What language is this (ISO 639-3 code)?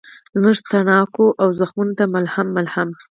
pus